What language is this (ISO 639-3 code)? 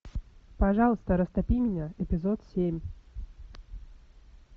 rus